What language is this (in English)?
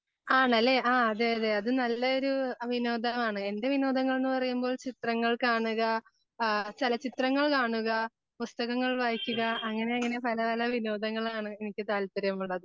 Malayalam